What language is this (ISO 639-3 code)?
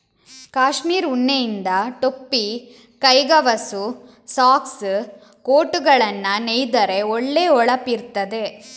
kan